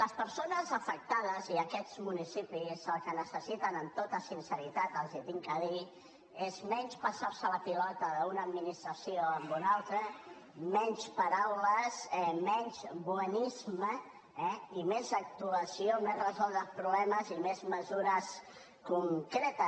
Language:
Catalan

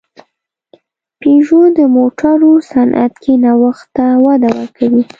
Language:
Pashto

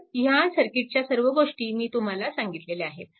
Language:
Marathi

